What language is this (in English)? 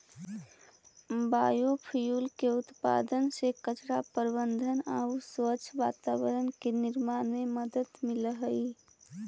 Magahi